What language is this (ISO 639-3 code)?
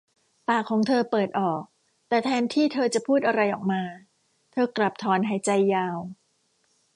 tha